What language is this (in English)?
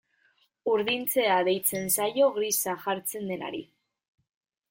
Basque